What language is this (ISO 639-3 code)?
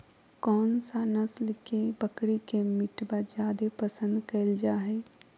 mag